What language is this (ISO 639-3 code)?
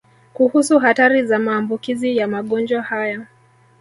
swa